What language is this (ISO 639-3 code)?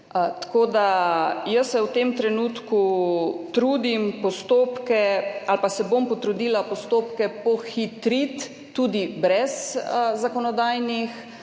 slv